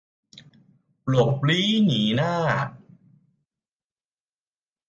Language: Thai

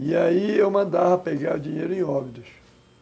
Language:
Portuguese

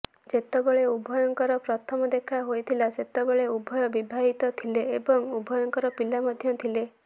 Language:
Odia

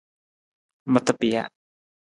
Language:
Nawdm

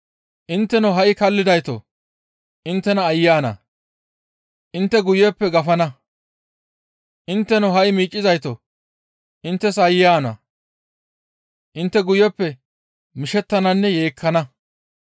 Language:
Gamo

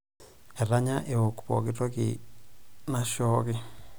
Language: Masai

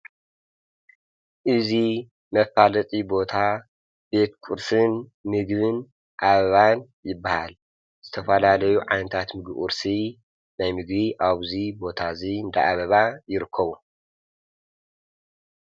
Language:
Tigrinya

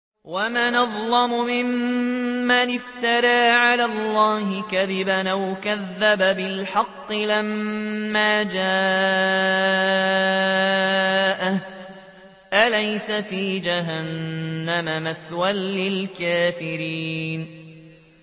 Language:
Arabic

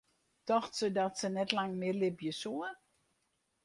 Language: Western Frisian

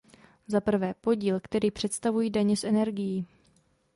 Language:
Czech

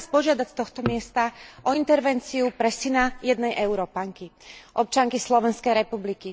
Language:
Slovak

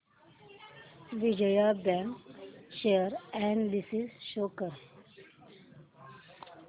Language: Marathi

